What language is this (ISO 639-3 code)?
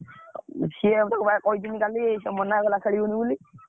ori